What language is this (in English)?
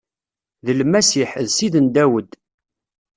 Kabyle